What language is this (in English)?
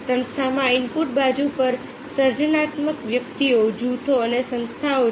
Gujarati